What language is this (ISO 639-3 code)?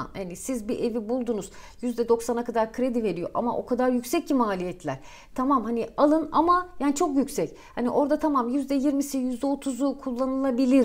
tur